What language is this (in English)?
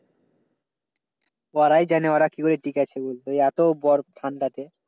Bangla